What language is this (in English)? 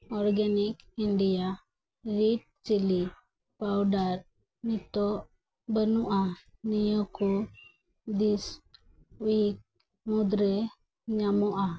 Santali